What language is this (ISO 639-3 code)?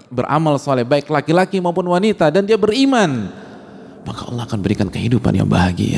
ind